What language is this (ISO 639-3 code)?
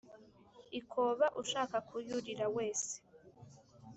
kin